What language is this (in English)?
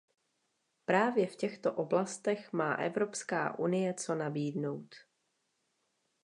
Czech